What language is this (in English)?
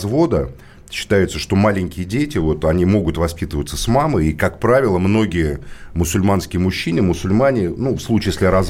Russian